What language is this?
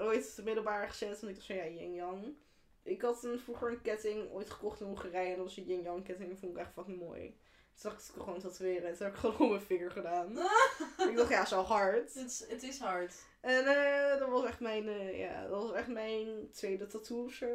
Dutch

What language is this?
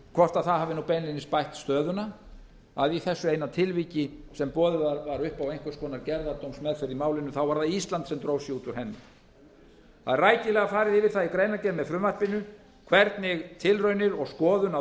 Icelandic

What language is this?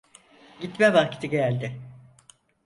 Turkish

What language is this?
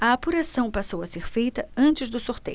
Portuguese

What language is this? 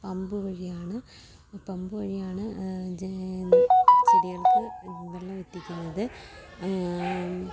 Malayalam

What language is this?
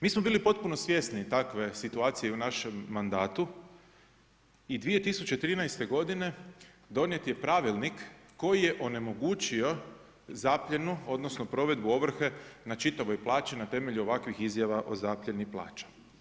Croatian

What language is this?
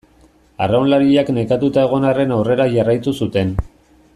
Basque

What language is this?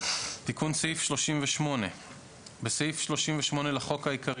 Hebrew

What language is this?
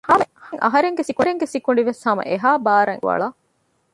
Divehi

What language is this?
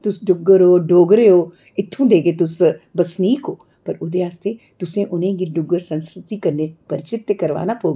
Dogri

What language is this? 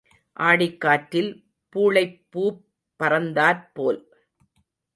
Tamil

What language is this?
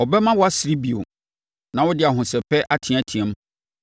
Akan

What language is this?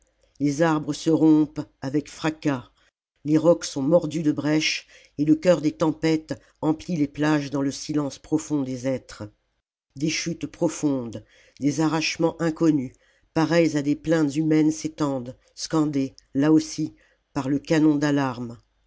French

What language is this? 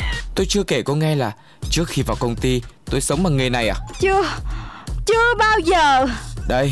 Vietnamese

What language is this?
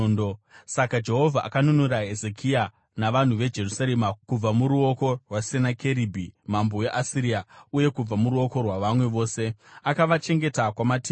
Shona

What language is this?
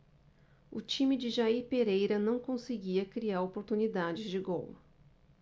Portuguese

